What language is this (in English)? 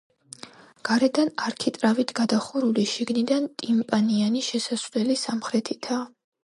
Georgian